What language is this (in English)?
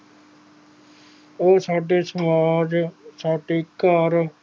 Punjabi